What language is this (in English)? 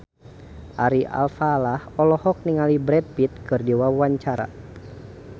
Sundanese